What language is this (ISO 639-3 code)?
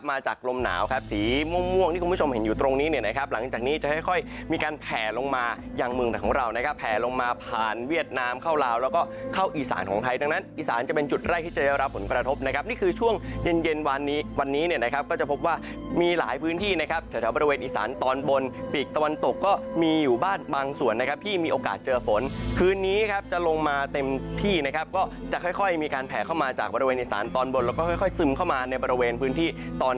tha